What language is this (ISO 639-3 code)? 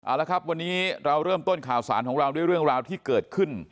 tha